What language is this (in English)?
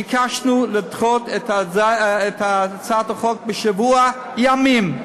Hebrew